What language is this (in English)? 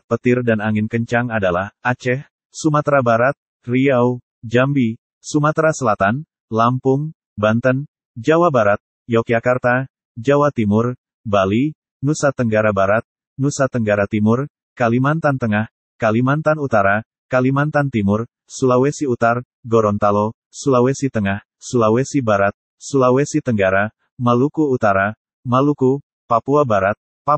Indonesian